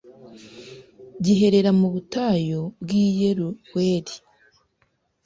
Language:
Kinyarwanda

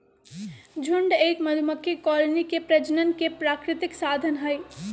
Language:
Magahi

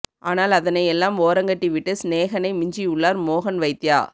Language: Tamil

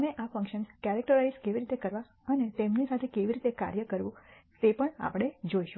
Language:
Gujarati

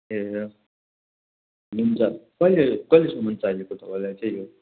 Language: Nepali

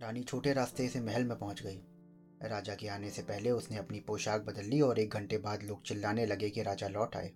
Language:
Hindi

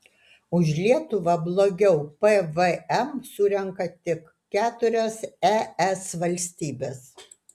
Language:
Lithuanian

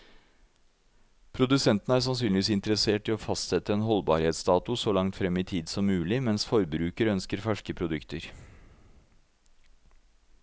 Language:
Norwegian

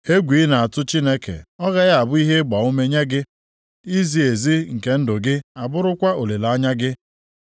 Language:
Igbo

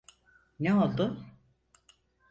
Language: Turkish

